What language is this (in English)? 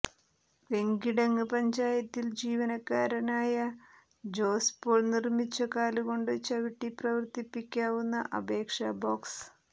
Malayalam